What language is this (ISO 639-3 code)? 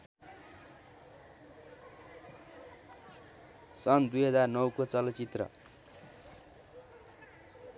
nep